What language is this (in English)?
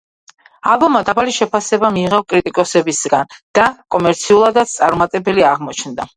Georgian